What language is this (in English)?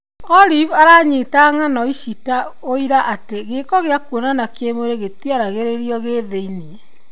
Kikuyu